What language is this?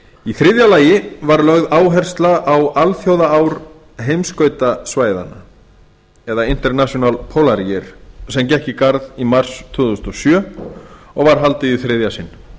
Icelandic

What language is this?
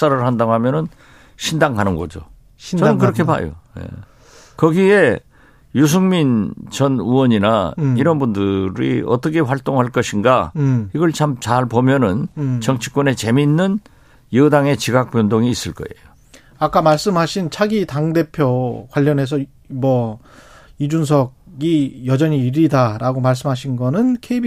Korean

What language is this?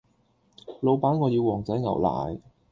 Cantonese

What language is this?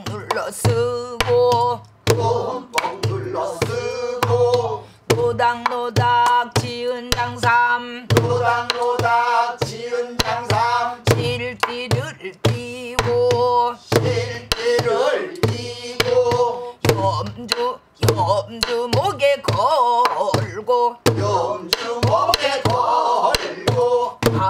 Korean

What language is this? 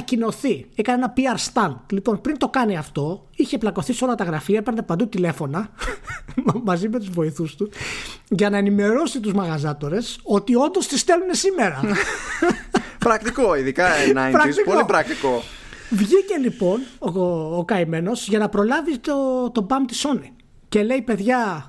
Greek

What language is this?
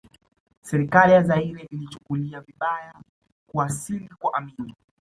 Swahili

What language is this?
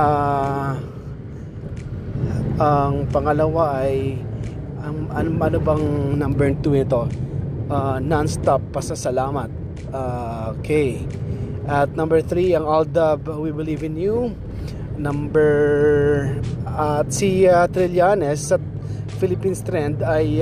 Filipino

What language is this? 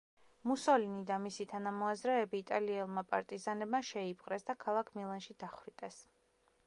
Georgian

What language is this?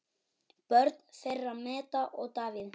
Icelandic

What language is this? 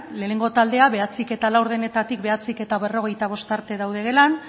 Basque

